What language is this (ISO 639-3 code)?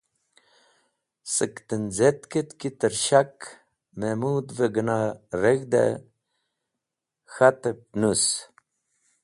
wbl